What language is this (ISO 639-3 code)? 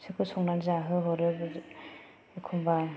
brx